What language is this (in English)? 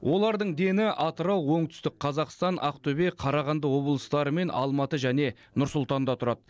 Kazakh